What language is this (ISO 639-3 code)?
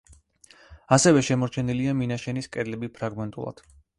kat